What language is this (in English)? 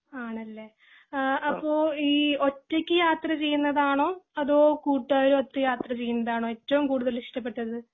Malayalam